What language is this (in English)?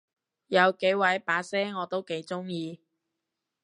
Cantonese